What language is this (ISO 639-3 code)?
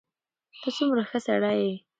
pus